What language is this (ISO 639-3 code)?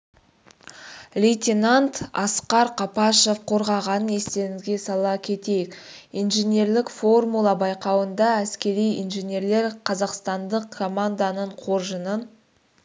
kaz